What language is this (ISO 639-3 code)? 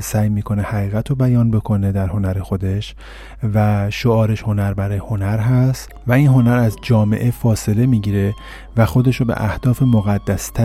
fas